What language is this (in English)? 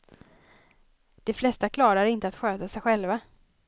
Swedish